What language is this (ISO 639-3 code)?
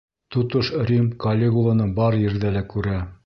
bak